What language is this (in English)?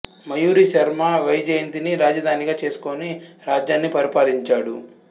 Telugu